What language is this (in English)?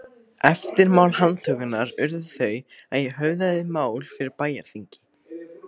Icelandic